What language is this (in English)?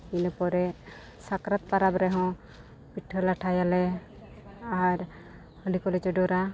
Santali